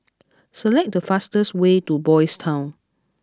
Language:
English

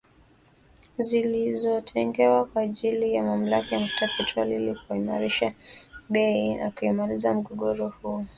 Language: Swahili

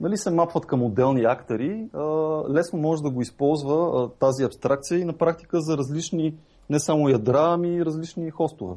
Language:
Bulgarian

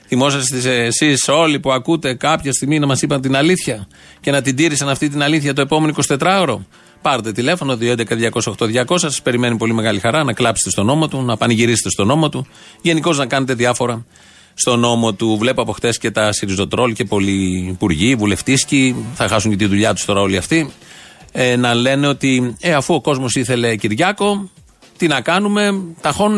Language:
Greek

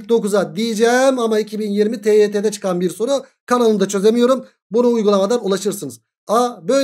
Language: Turkish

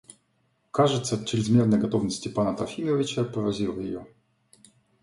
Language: Russian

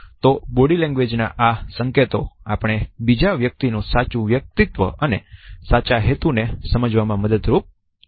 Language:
Gujarati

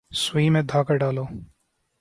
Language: Urdu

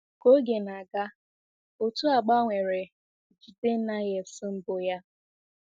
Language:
Igbo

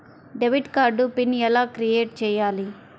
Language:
Telugu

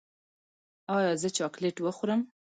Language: Pashto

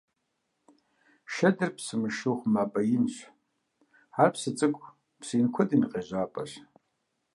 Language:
Kabardian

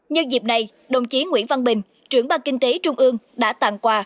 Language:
Vietnamese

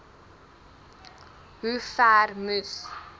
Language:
Afrikaans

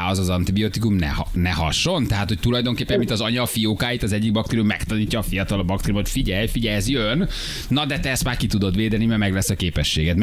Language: Hungarian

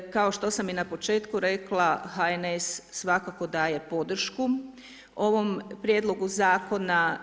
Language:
Croatian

